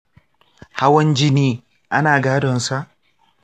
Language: Hausa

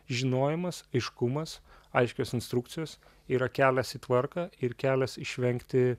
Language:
Lithuanian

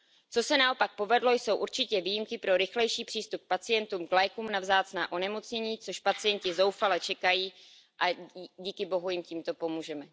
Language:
Czech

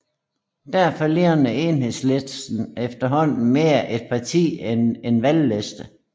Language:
Danish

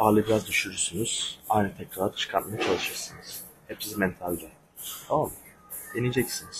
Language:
Turkish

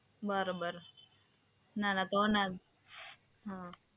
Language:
Gujarati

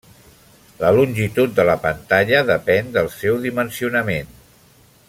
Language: Catalan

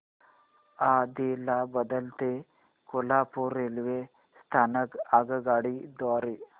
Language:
Marathi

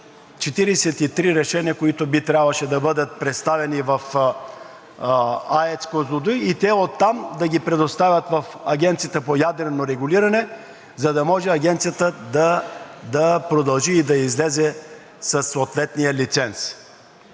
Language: Bulgarian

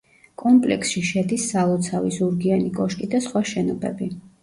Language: Georgian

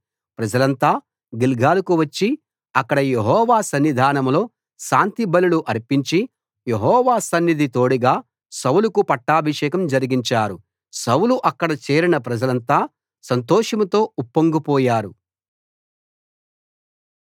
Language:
Telugu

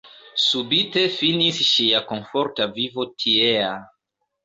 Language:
Esperanto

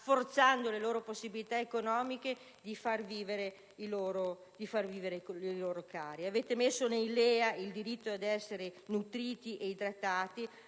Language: Italian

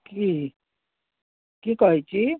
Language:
Maithili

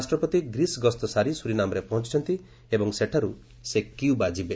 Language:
Odia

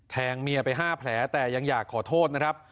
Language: Thai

